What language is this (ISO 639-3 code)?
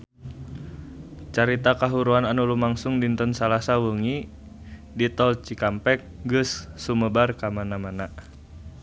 sun